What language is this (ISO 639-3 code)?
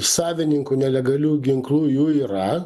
lit